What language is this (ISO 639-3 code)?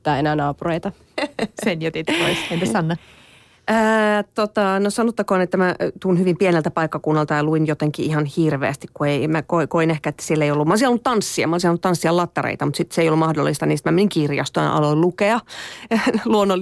fin